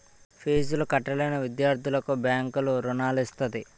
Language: Telugu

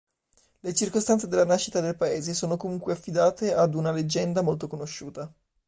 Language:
Italian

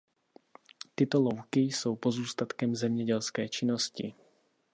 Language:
Czech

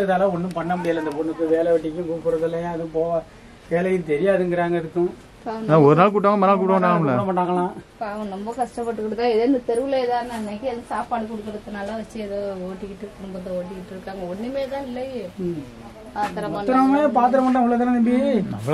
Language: Korean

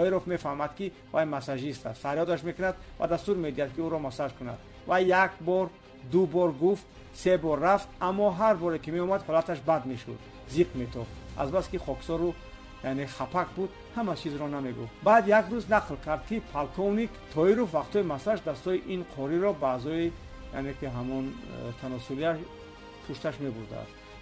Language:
Persian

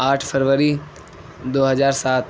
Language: Urdu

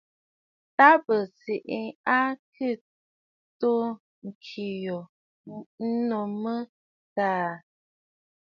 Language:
Bafut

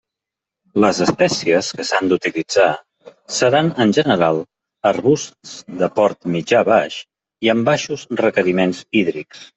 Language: Catalan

